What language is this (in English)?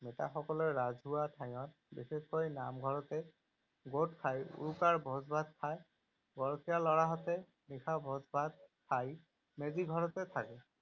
Assamese